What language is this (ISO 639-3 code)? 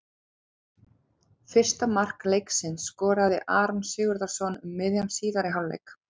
isl